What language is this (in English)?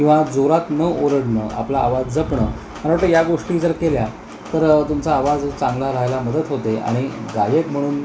Marathi